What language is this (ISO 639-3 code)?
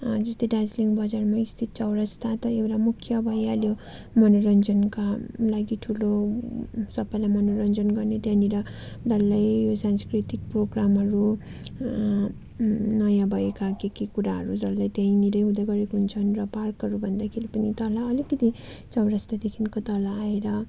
nep